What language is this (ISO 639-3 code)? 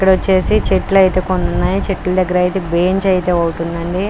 tel